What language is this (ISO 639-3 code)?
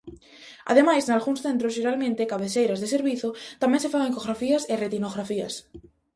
glg